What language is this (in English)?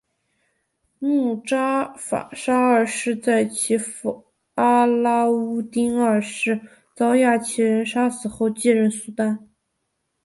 Chinese